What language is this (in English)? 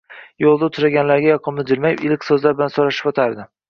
Uzbek